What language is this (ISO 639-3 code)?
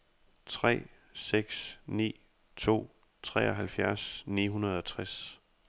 dan